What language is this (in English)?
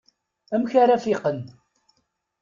Kabyle